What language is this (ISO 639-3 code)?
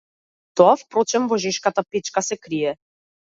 mkd